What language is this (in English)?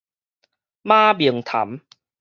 Min Nan Chinese